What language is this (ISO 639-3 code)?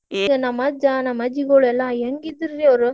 kan